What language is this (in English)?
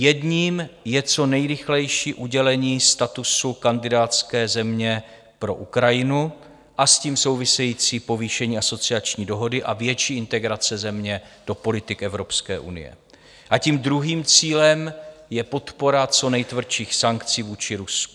Czech